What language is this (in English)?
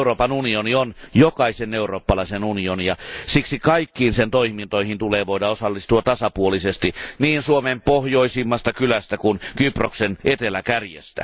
Finnish